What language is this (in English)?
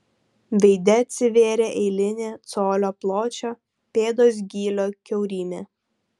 Lithuanian